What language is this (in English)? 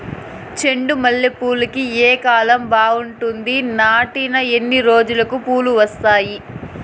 Telugu